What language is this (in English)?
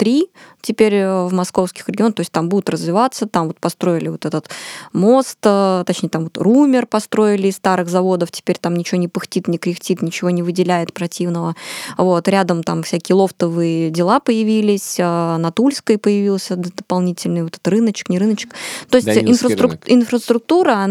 Russian